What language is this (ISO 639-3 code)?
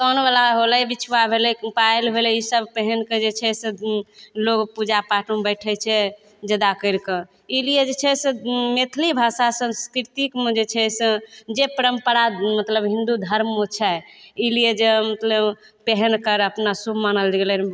mai